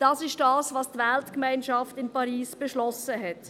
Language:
Swiss German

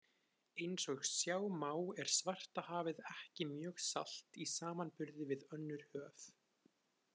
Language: Icelandic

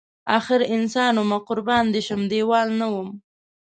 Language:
Pashto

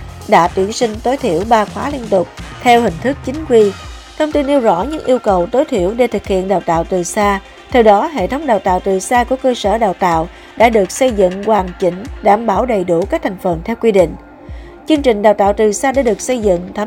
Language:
Vietnamese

